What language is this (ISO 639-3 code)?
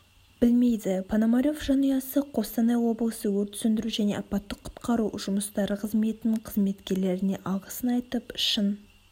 kaz